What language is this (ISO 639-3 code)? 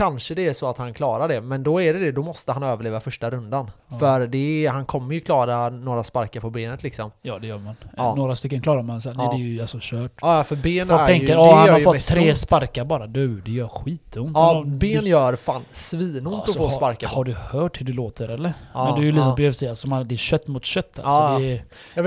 swe